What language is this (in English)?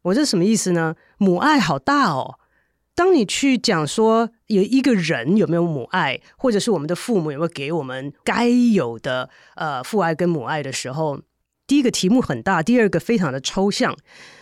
Chinese